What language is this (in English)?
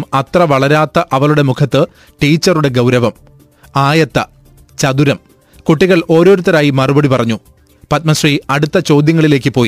Malayalam